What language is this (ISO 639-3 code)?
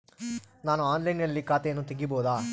kan